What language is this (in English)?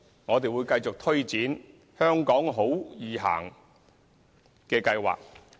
Cantonese